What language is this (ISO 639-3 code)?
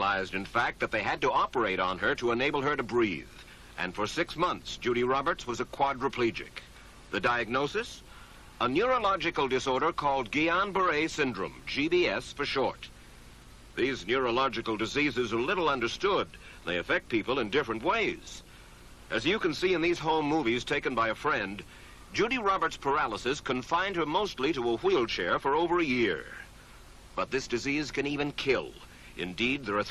ell